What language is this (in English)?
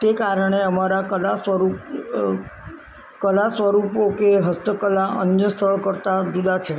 Gujarati